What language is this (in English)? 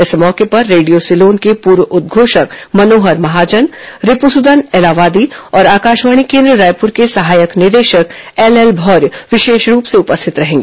Hindi